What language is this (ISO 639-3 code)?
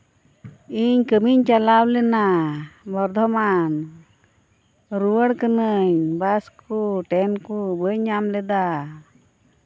sat